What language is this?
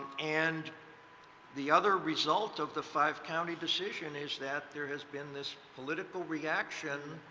English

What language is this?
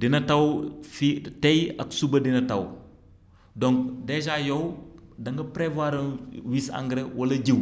Wolof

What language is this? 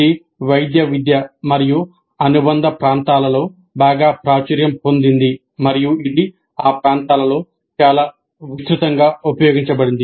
Telugu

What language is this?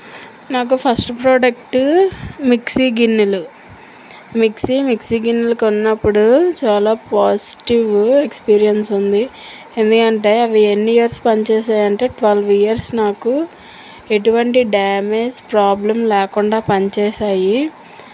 Telugu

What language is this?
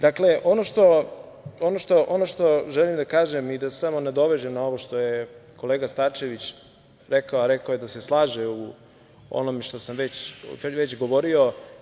Serbian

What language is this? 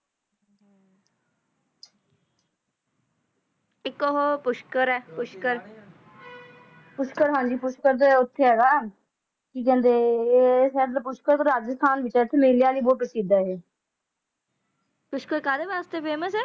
Punjabi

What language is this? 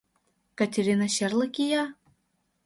Mari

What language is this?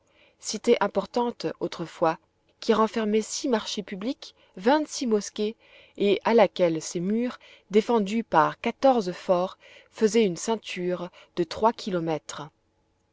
French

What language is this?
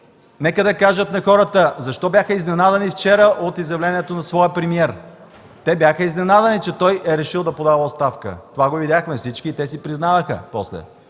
Bulgarian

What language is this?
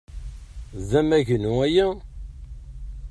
Kabyle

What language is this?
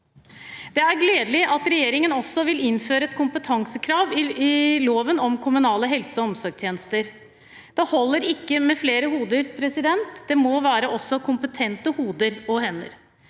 Norwegian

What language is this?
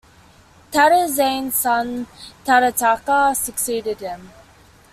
English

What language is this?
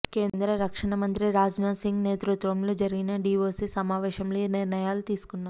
Telugu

